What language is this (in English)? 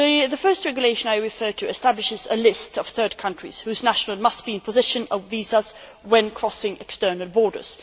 English